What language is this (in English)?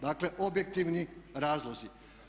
Croatian